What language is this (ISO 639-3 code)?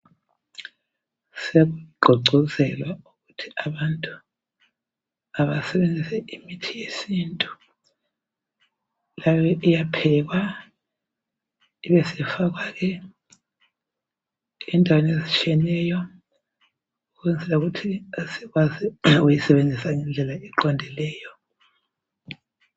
nde